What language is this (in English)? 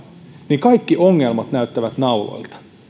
Finnish